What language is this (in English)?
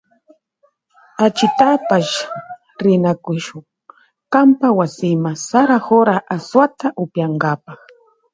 Loja Highland Quichua